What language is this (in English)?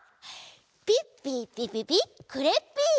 Japanese